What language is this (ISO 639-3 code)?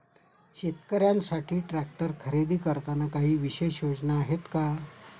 mar